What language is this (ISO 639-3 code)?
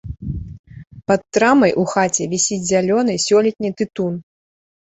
bel